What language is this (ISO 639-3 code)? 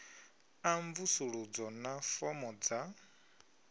ven